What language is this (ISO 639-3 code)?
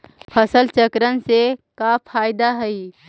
mag